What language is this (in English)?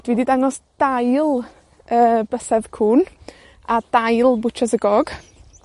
Welsh